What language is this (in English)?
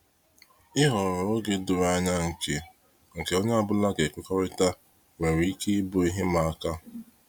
Igbo